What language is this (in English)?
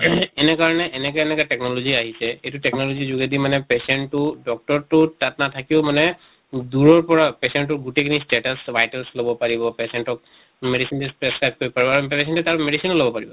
Assamese